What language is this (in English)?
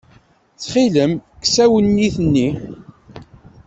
Kabyle